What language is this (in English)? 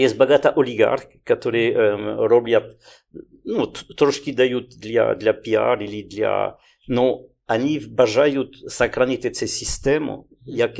Ukrainian